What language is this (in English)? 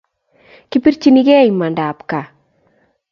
Kalenjin